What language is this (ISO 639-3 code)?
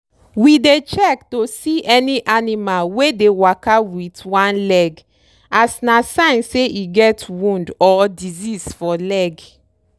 pcm